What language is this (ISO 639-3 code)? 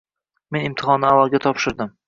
uzb